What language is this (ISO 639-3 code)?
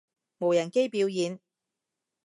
yue